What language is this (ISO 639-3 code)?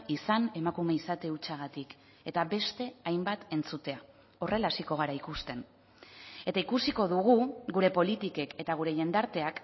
eus